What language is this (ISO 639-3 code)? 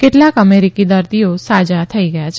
guj